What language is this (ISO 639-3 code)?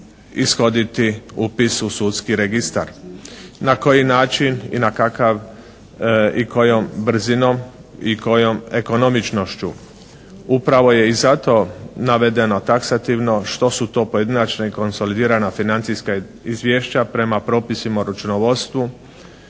hrv